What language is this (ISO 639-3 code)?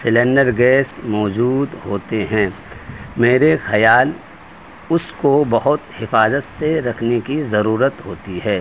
urd